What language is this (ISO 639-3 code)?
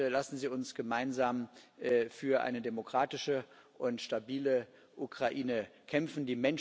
deu